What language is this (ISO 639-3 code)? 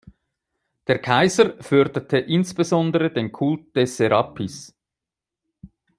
deu